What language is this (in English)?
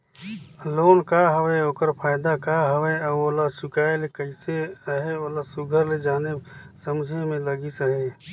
Chhattisgarhi